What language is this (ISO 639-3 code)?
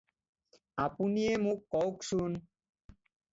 asm